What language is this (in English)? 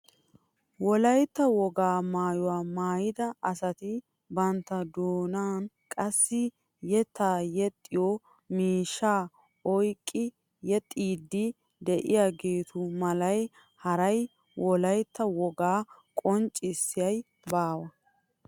Wolaytta